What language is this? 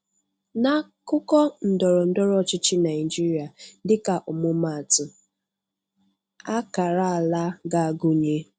Igbo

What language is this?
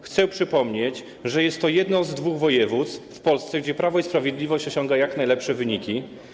Polish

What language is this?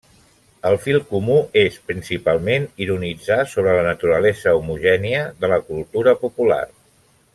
Catalan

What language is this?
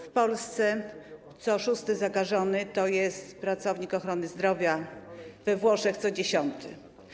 Polish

